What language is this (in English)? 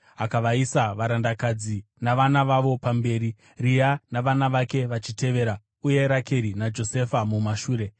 Shona